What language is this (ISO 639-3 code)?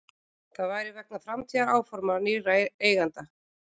isl